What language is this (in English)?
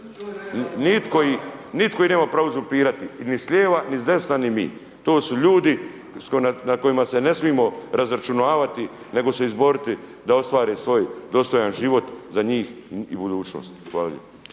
Croatian